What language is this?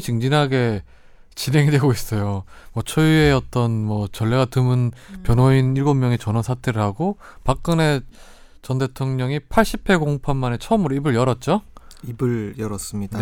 Korean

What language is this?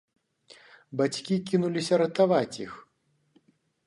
Belarusian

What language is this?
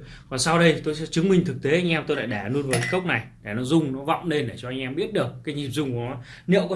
Vietnamese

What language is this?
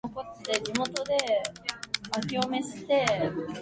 Japanese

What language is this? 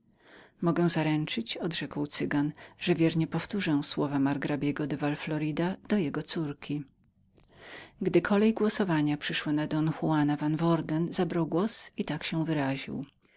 Polish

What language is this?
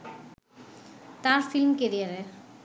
Bangla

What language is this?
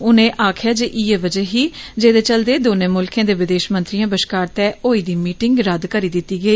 Dogri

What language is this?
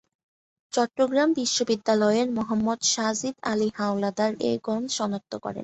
Bangla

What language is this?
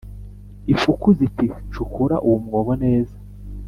Kinyarwanda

